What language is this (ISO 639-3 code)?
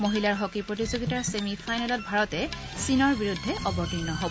asm